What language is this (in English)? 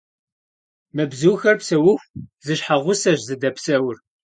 Kabardian